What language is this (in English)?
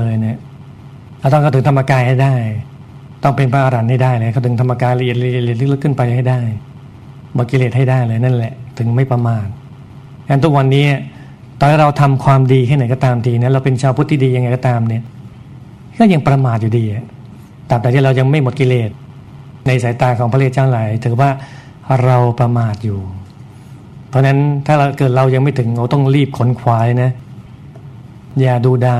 Thai